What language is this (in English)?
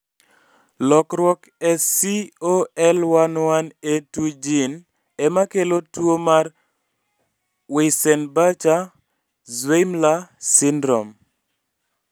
Luo (Kenya and Tanzania)